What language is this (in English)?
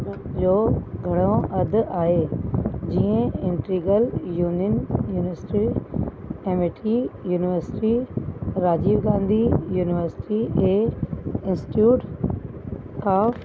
Sindhi